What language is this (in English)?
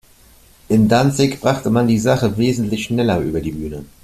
German